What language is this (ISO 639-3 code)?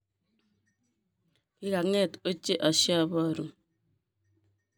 kln